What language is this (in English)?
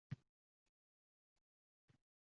Uzbek